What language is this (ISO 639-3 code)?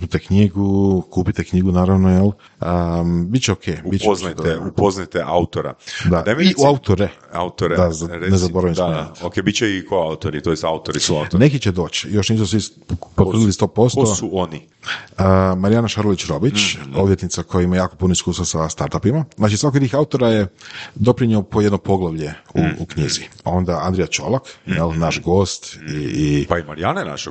hrv